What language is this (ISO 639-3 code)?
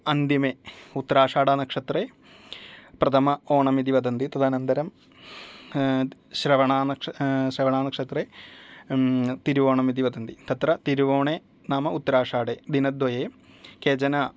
san